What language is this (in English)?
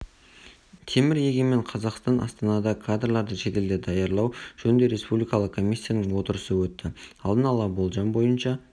Kazakh